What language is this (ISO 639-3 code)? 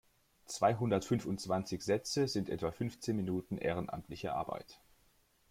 deu